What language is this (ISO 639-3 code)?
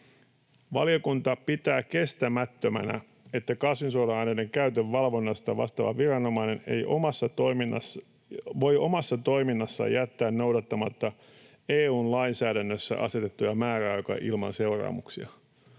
fin